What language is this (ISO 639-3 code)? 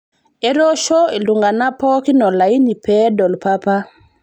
mas